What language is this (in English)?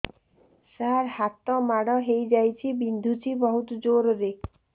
Odia